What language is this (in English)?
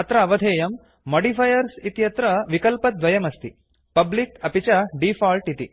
Sanskrit